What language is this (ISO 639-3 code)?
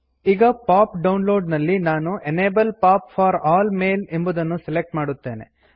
kan